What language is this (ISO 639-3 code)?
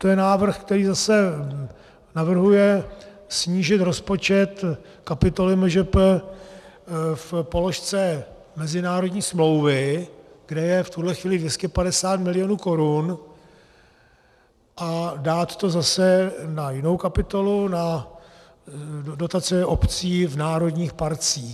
ces